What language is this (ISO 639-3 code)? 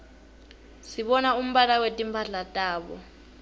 ssw